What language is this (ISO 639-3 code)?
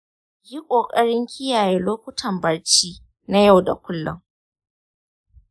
hau